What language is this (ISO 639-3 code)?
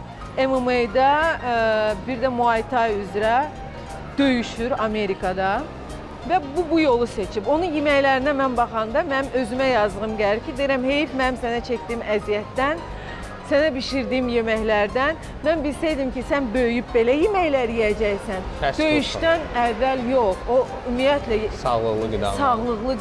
tur